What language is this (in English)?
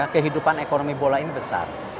Indonesian